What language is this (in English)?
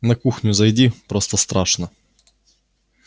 Russian